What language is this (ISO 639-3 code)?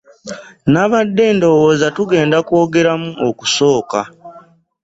lug